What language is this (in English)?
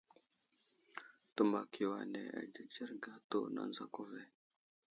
Wuzlam